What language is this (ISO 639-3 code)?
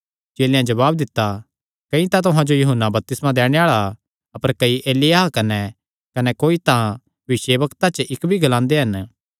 xnr